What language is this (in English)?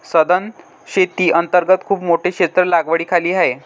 Marathi